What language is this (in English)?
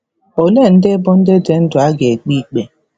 Igbo